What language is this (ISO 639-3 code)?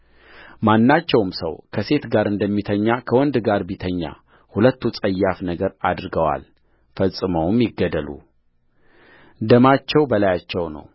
amh